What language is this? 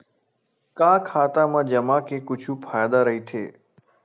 Chhattisgarhi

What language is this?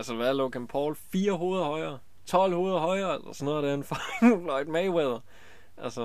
Danish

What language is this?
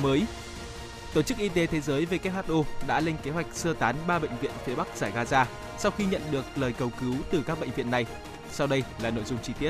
Vietnamese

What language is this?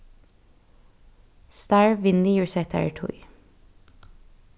Faroese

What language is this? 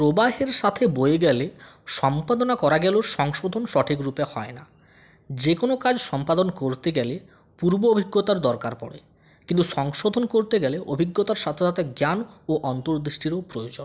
Bangla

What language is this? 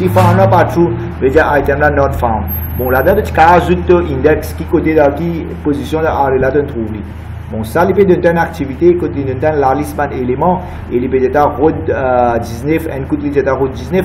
French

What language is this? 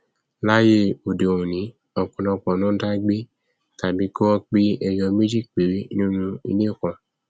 Yoruba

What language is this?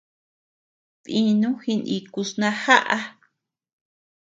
Tepeuxila Cuicatec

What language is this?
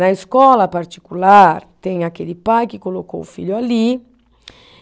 Portuguese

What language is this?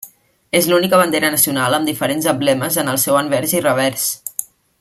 Catalan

